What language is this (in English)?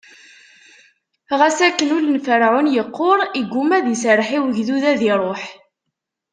Kabyle